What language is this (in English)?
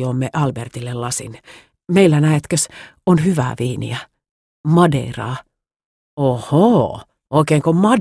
Finnish